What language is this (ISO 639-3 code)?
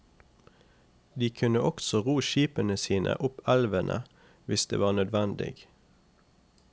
nor